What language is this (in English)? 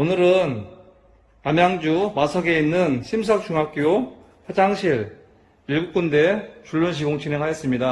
Korean